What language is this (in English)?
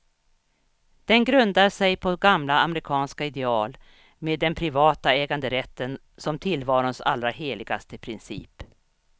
Swedish